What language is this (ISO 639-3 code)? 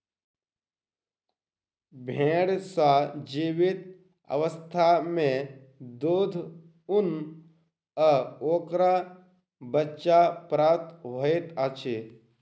mai